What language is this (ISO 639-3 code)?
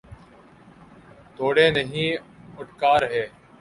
urd